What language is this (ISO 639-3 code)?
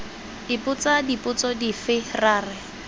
tsn